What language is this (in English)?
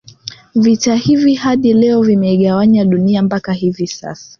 Swahili